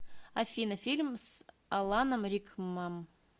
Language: Russian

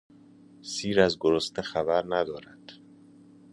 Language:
Persian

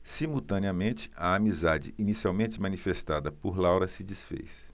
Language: Portuguese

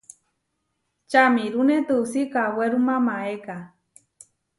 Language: Huarijio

